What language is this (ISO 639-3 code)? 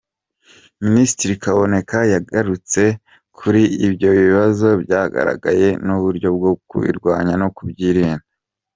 kin